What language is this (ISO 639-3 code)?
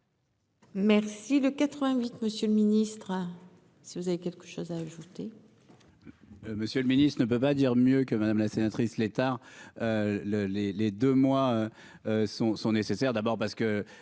fra